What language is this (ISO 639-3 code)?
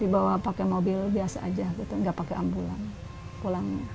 ind